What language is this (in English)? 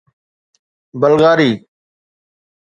Sindhi